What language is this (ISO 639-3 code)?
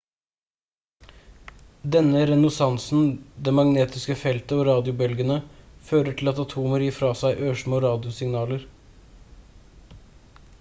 nob